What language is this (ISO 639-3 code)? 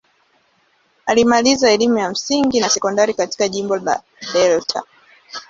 swa